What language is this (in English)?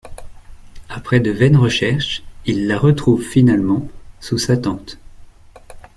French